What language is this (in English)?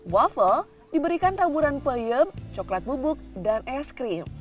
Indonesian